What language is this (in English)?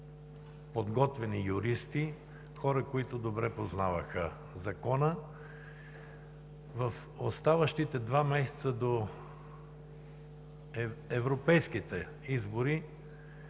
Bulgarian